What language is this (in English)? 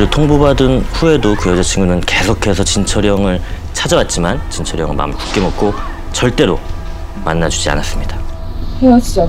Korean